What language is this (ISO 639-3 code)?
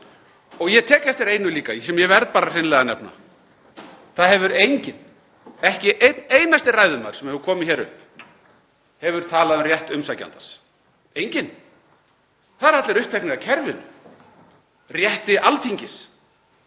isl